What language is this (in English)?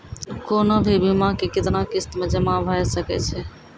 Maithili